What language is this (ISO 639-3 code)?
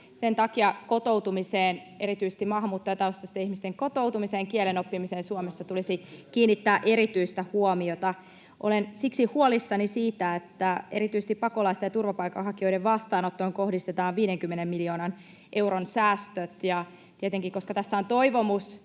fin